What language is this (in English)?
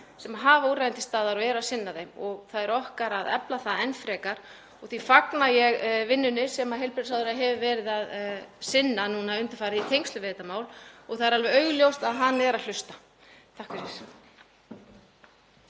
Icelandic